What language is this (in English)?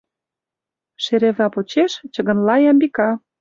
Mari